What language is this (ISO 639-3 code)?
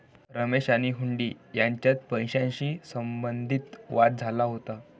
mar